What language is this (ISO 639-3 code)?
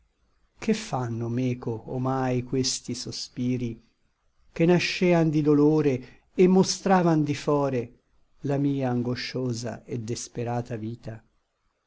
ita